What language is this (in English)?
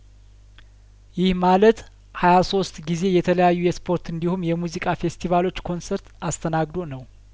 Amharic